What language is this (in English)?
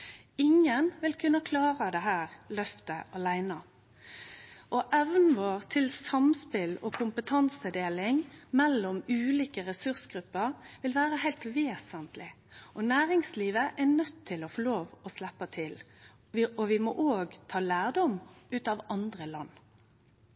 Norwegian Nynorsk